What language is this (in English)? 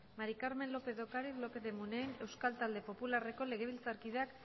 Basque